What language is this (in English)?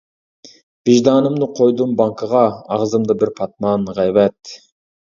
Uyghur